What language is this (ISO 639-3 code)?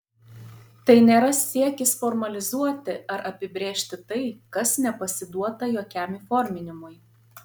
lit